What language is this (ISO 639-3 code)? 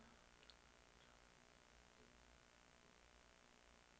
swe